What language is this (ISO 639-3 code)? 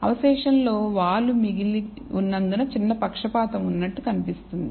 tel